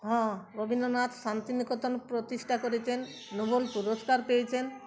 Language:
Bangla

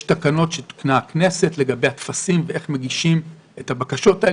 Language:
Hebrew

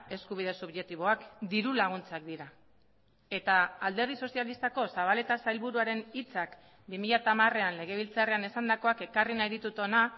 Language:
Basque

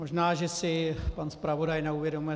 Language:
Czech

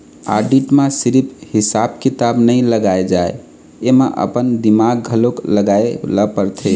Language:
Chhattisgarhi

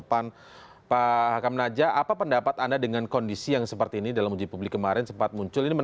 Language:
Indonesian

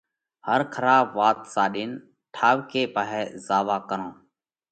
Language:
Parkari Koli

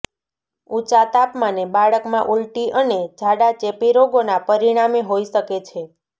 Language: Gujarati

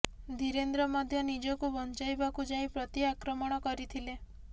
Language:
Odia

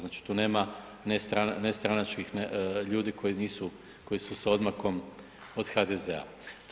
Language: Croatian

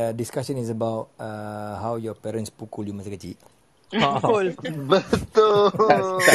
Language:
Malay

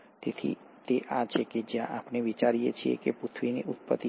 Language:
Gujarati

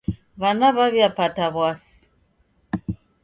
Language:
Taita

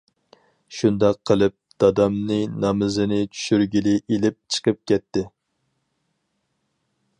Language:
Uyghur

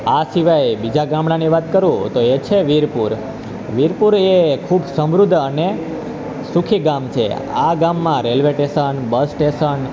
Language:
Gujarati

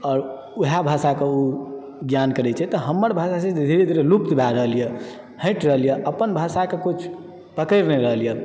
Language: Maithili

